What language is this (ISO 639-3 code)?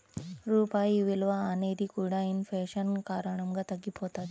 tel